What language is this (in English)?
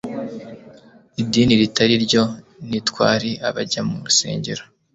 Kinyarwanda